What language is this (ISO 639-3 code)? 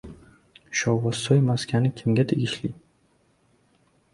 uzb